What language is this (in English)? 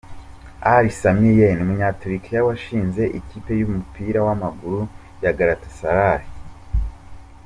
Kinyarwanda